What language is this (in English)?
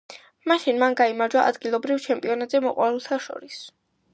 Georgian